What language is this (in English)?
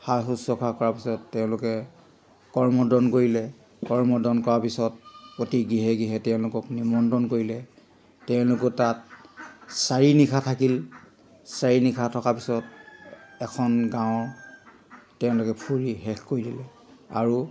Assamese